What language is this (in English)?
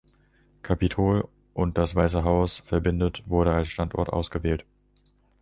German